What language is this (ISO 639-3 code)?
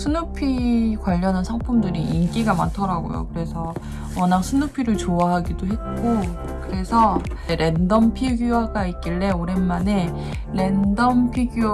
kor